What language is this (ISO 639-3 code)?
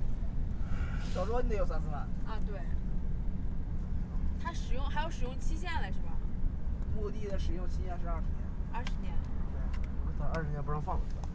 zho